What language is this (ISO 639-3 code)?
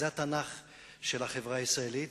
heb